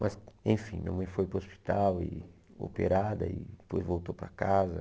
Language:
Portuguese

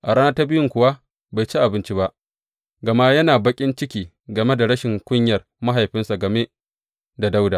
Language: Hausa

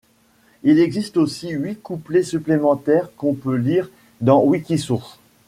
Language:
French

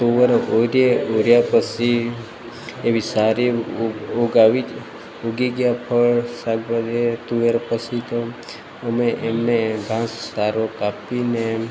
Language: Gujarati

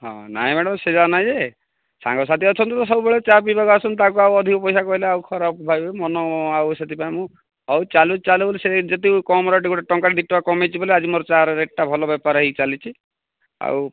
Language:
Odia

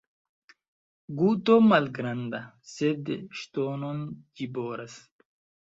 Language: Esperanto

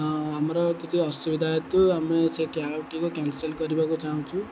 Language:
Odia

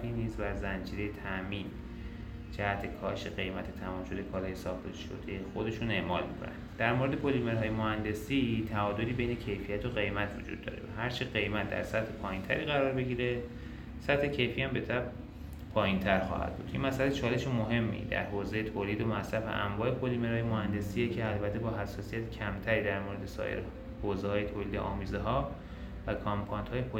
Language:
Persian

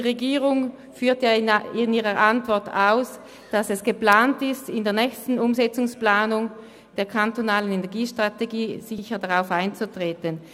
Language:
Swiss German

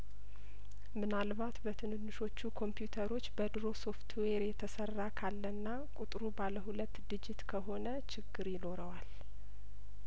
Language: Amharic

